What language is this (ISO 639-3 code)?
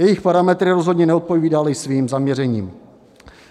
ces